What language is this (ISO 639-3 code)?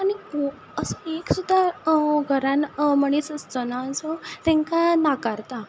kok